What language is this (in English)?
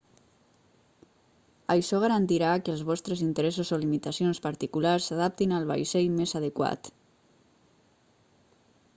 Catalan